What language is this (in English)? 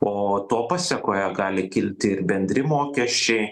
Lithuanian